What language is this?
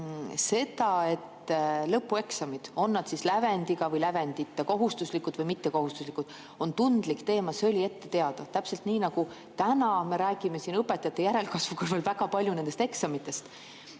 Estonian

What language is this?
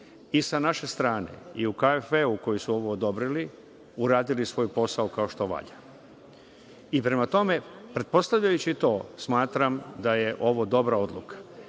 Serbian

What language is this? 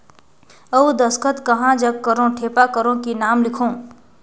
Chhattisgarhi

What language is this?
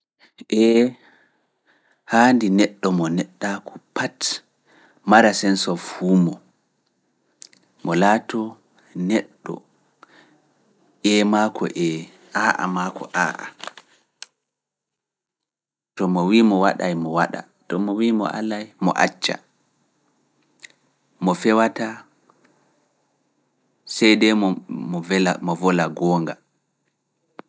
Fula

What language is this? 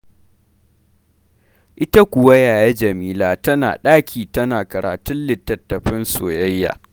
Hausa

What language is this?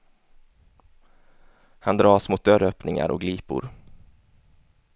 Swedish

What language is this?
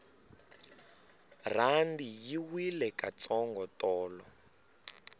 Tsonga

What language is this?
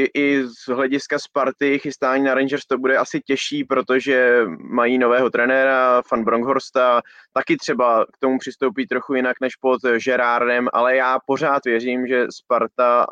Czech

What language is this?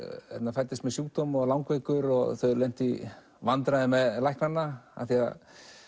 Icelandic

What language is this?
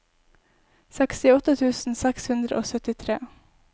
Norwegian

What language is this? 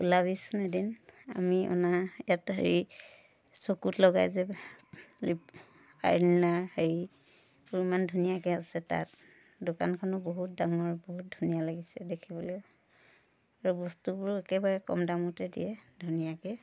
Assamese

